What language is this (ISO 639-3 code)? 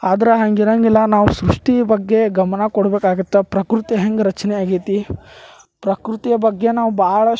kan